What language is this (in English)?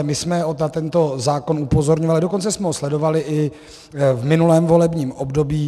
Czech